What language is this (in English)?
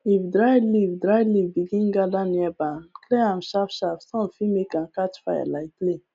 Nigerian Pidgin